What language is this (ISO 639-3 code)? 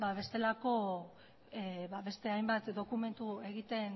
eus